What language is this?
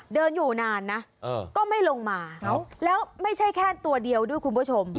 Thai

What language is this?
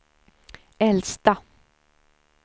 Swedish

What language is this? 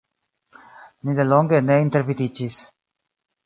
Esperanto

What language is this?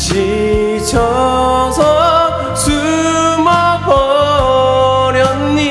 Korean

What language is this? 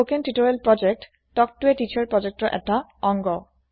Assamese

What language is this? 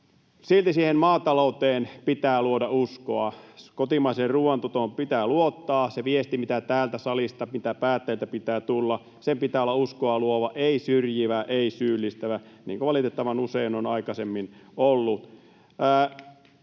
Finnish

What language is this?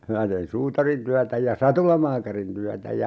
Finnish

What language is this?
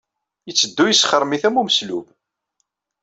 Kabyle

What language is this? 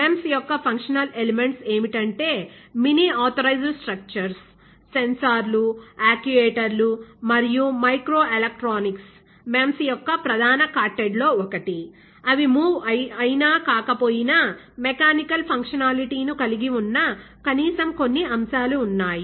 Telugu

